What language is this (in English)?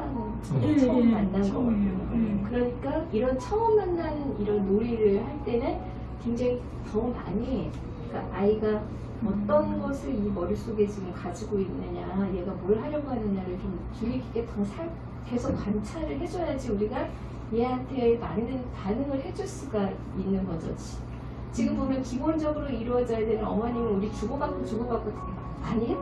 Korean